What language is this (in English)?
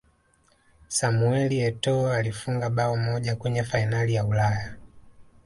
Swahili